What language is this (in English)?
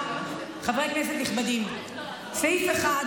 Hebrew